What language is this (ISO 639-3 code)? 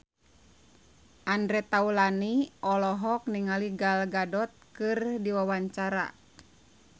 sun